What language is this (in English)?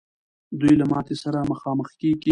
Pashto